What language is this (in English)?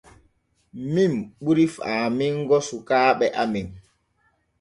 Borgu Fulfulde